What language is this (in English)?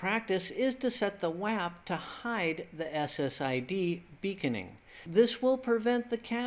English